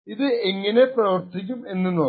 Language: Malayalam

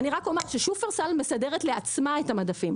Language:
Hebrew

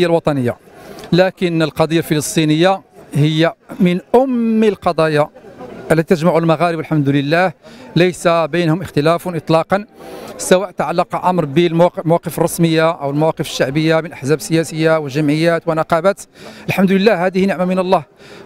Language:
Arabic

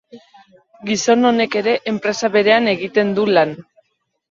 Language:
Basque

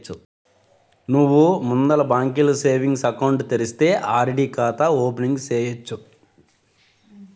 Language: Telugu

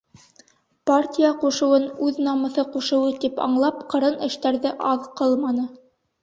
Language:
Bashkir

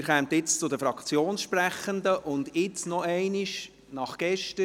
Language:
Swiss German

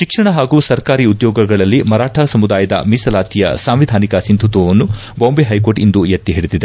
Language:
Kannada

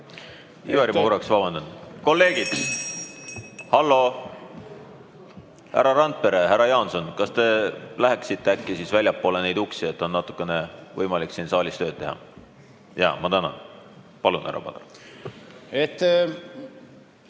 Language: Estonian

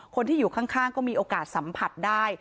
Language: Thai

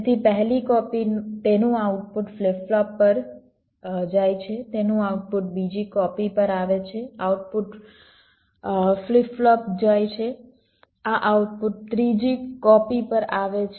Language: Gujarati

